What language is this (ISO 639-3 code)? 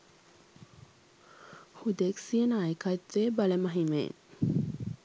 sin